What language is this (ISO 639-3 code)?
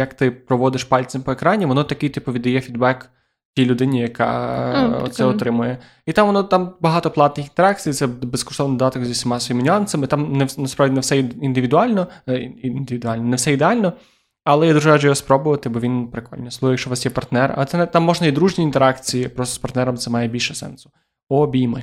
ukr